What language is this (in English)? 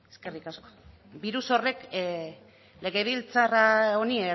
Basque